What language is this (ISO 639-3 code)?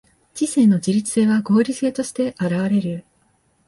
jpn